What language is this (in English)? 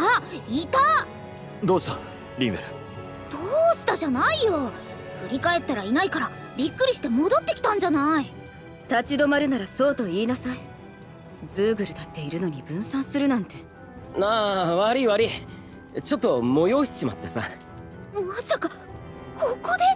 Japanese